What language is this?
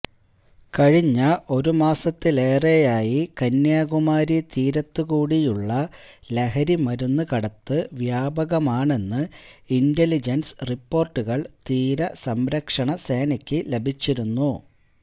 Malayalam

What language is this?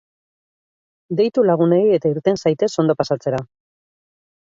Basque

